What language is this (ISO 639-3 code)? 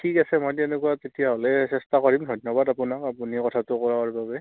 asm